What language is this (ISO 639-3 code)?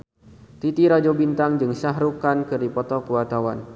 sun